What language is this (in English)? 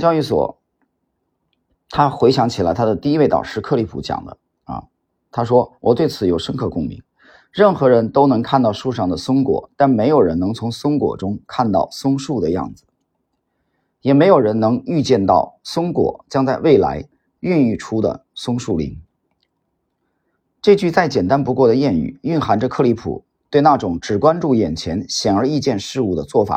Chinese